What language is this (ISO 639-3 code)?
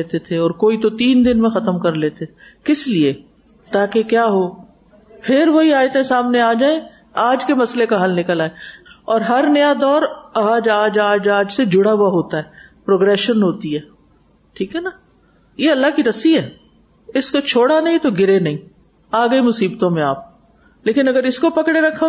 urd